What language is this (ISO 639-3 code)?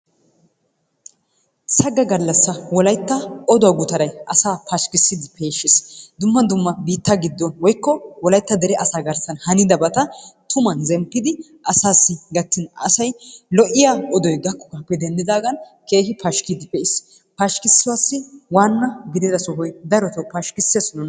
wal